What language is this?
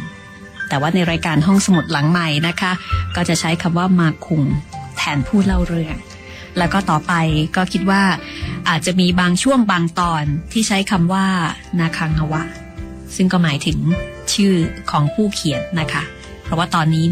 Thai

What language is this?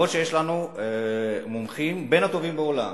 Hebrew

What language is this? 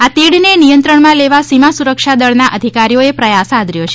Gujarati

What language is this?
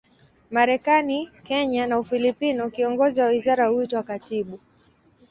Swahili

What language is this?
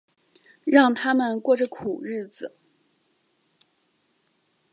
Chinese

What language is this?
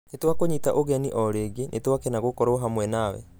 Kikuyu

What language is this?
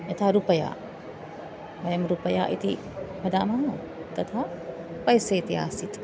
Sanskrit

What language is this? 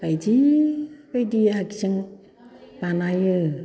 Bodo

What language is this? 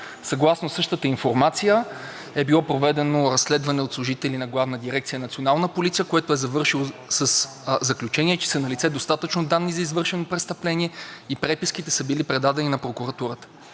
Bulgarian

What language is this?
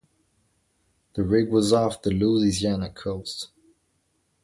English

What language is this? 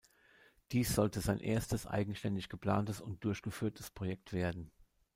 German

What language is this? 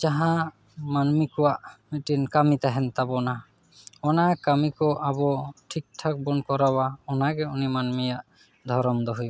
Santali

